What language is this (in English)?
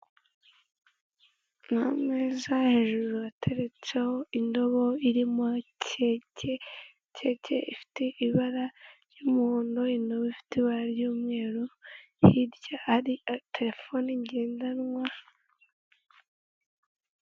Kinyarwanda